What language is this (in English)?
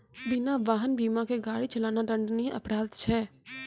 Maithili